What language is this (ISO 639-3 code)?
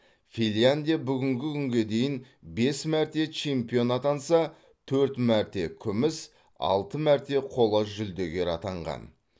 kaz